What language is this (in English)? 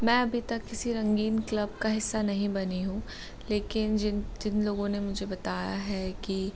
Hindi